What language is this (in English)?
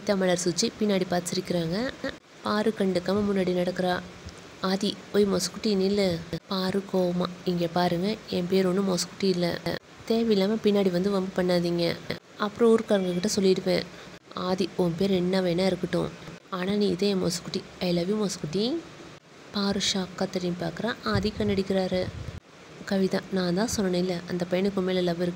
English